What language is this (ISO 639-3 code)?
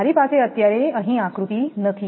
guj